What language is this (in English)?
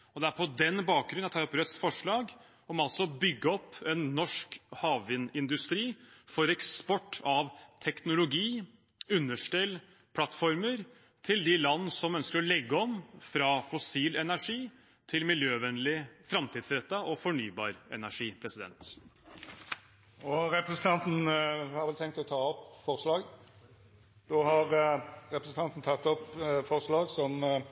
Norwegian